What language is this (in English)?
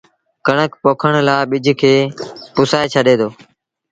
Sindhi Bhil